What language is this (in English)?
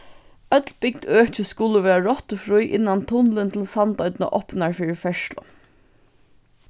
Faroese